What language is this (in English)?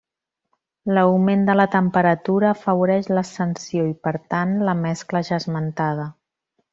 Catalan